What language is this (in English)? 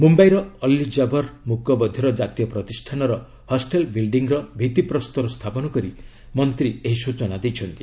Odia